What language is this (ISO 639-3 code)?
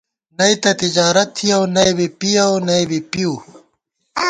gwt